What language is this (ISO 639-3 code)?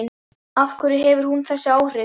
isl